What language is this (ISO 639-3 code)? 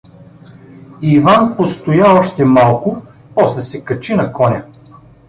bul